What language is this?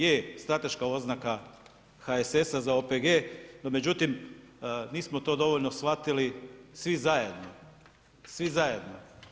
Croatian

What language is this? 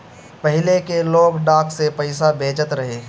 Bhojpuri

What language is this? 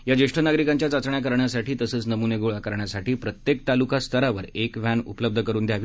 Marathi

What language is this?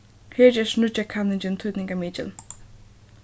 Faroese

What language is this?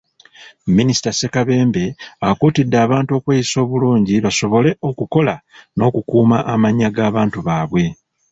Ganda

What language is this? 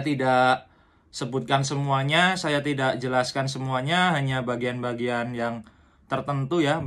Indonesian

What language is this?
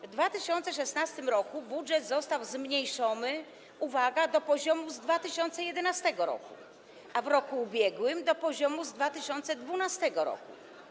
Polish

